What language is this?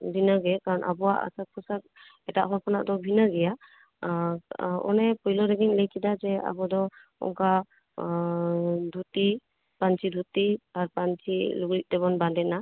Santali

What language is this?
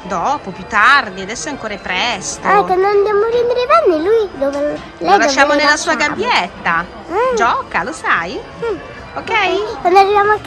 Italian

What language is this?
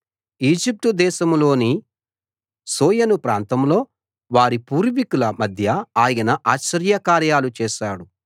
Telugu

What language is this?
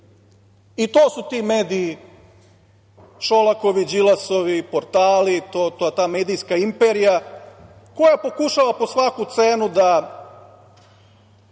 Serbian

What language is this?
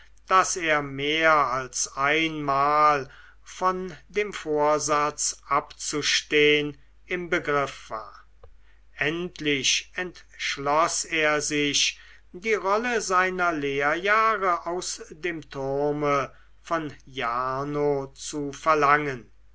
German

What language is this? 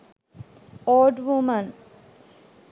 Sinhala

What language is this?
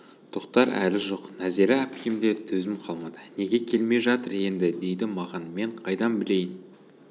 Kazakh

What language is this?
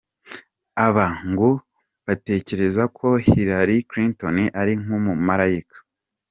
Kinyarwanda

